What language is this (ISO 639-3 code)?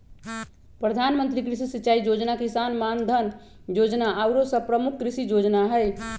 mag